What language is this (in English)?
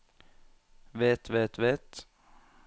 Norwegian